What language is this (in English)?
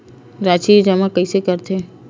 Chhattisgarhi